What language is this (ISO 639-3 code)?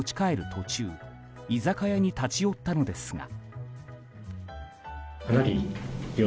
jpn